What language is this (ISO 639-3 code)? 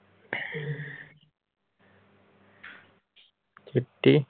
pan